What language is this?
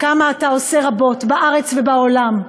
Hebrew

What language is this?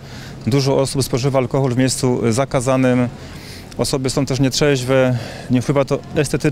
Polish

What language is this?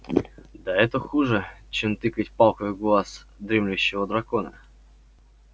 Russian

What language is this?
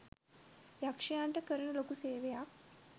Sinhala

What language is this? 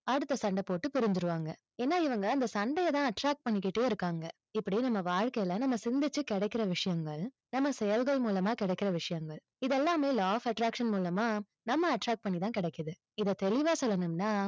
Tamil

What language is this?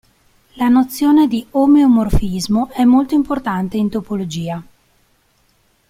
Italian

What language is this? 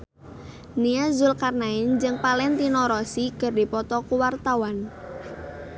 Sundanese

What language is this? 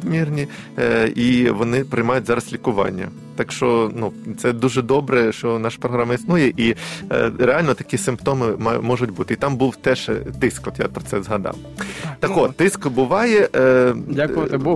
Ukrainian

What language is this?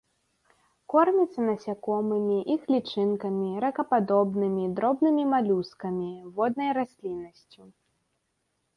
Belarusian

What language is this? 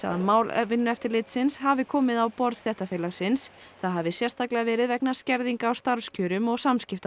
Icelandic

